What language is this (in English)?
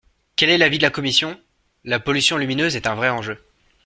French